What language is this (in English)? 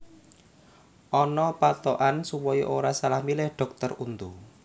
Javanese